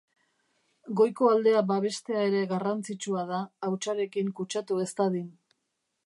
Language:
Basque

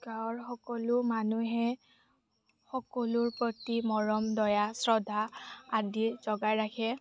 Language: Assamese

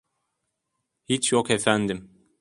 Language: Turkish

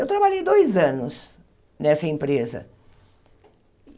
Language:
Portuguese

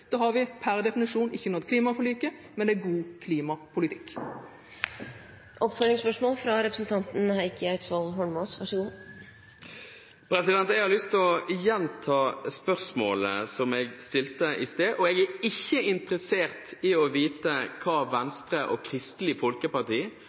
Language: Norwegian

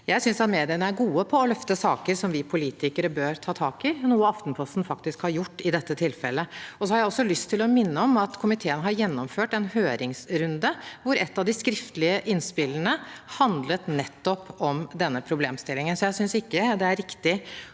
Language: Norwegian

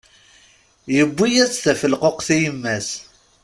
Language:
Kabyle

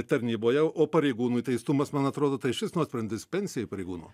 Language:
Lithuanian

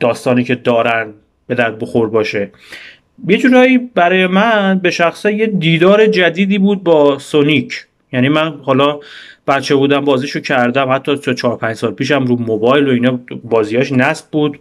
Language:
Persian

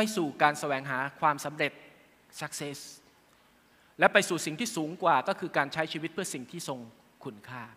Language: Thai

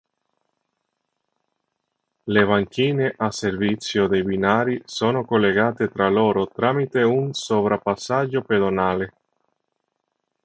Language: Italian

